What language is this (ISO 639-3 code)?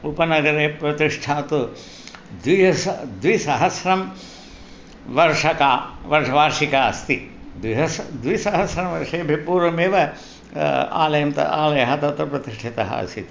san